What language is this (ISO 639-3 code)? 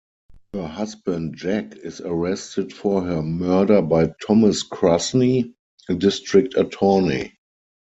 eng